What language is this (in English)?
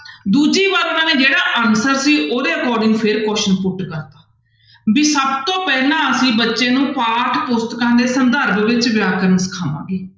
Punjabi